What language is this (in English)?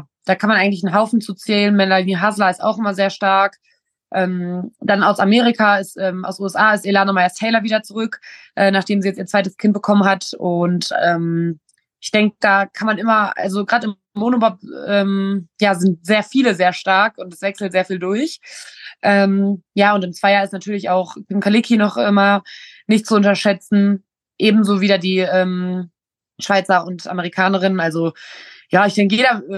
German